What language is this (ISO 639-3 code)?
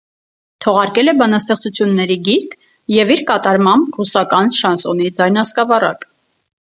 hye